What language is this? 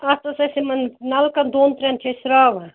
Kashmiri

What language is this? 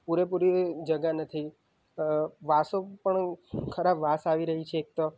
Gujarati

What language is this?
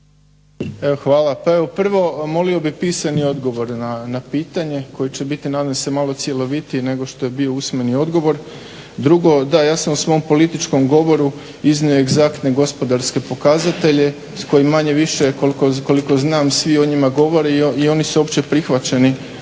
Croatian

